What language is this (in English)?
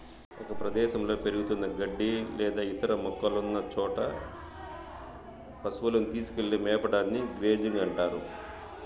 Telugu